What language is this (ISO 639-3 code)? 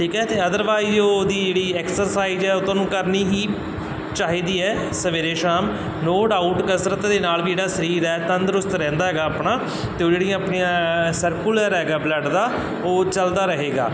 pan